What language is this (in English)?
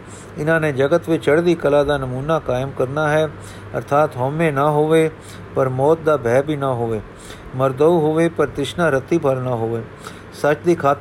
Punjabi